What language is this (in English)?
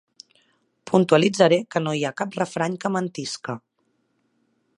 Catalan